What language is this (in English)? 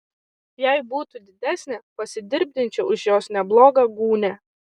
Lithuanian